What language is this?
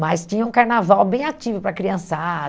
Portuguese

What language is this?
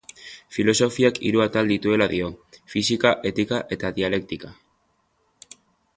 Basque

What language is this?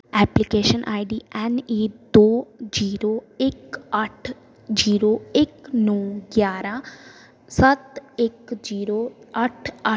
Punjabi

